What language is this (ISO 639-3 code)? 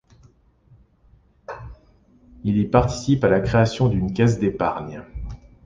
fra